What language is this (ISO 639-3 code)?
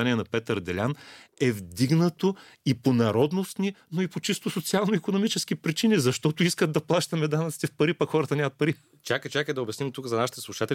bul